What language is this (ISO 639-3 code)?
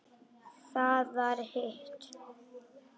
isl